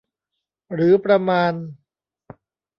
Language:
Thai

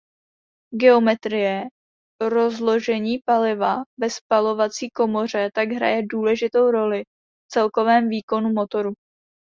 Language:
Czech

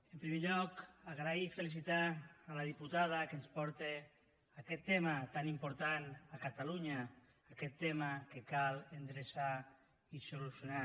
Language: Catalan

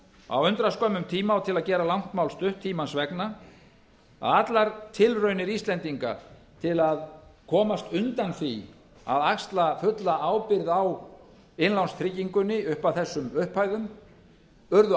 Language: Icelandic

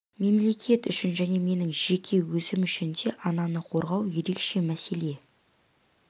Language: Kazakh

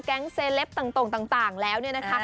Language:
Thai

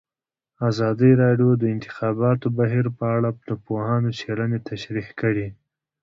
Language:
Pashto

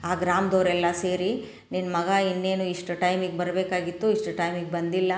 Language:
Kannada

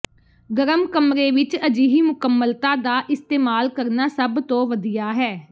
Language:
Punjabi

